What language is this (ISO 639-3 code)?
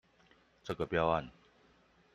zho